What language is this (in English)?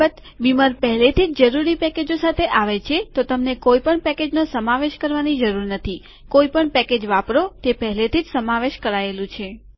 Gujarati